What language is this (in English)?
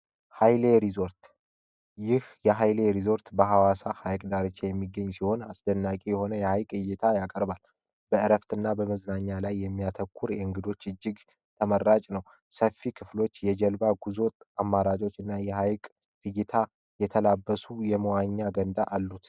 Amharic